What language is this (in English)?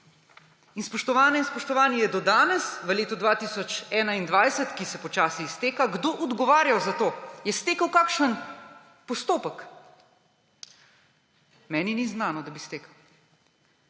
Slovenian